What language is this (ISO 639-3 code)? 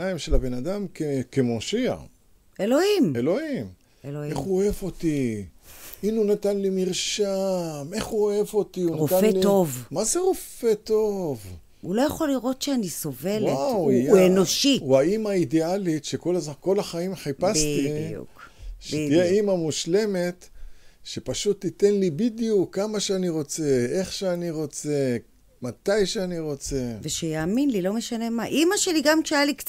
heb